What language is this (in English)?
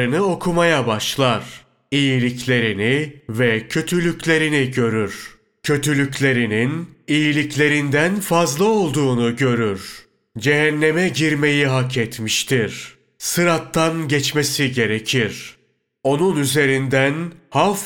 Turkish